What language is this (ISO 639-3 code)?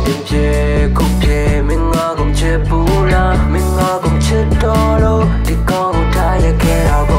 tha